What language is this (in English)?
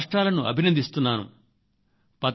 Telugu